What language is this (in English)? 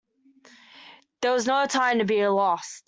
English